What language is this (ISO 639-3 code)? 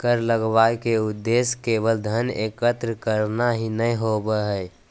mag